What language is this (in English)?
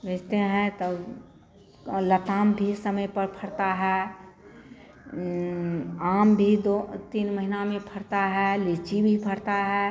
Hindi